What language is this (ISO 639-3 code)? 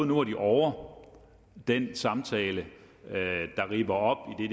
dan